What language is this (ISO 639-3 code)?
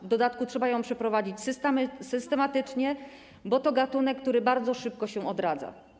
pol